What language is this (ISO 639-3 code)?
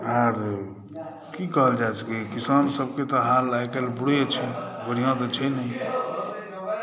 mai